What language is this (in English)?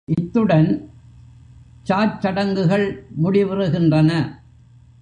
Tamil